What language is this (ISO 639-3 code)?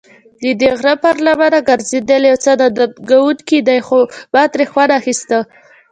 pus